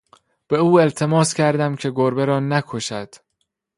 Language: Persian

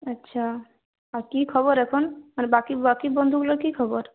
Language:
Bangla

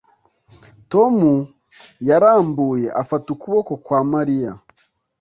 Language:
Kinyarwanda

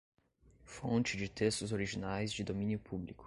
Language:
Portuguese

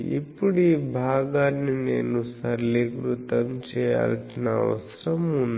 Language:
Telugu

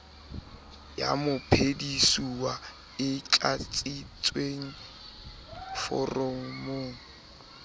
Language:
Southern Sotho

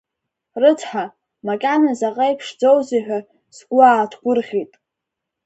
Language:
Abkhazian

